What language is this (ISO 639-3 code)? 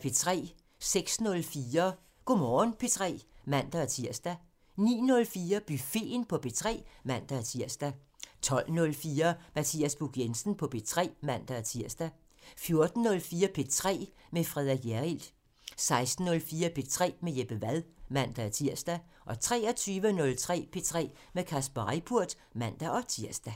dan